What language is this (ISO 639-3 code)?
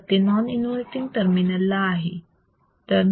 mar